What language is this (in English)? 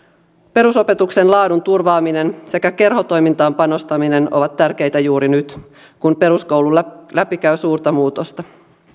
Finnish